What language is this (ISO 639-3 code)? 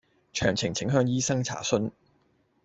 yue